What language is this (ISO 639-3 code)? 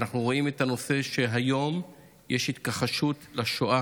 heb